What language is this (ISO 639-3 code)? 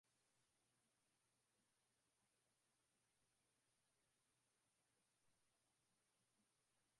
swa